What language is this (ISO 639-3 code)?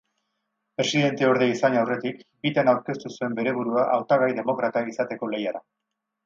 eus